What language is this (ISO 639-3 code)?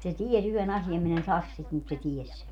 fin